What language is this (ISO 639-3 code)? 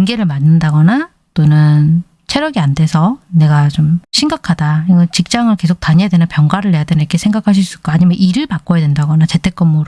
kor